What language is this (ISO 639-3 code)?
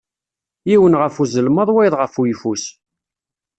kab